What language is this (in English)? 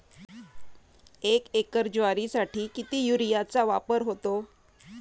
Marathi